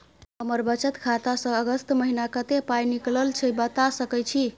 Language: Maithili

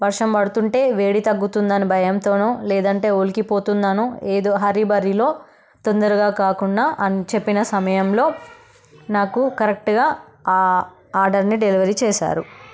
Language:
Telugu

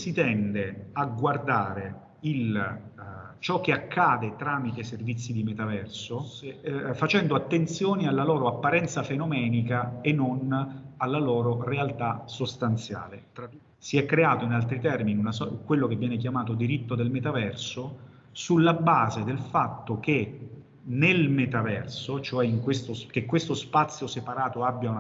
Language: Italian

